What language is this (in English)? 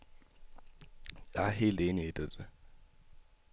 Danish